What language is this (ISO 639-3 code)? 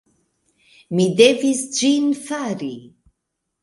epo